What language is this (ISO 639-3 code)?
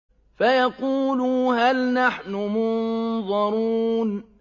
ara